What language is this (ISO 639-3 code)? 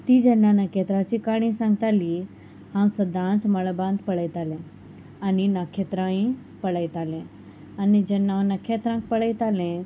kok